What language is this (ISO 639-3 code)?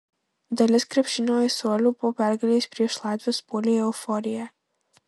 lit